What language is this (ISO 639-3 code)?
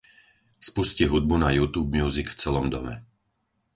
slk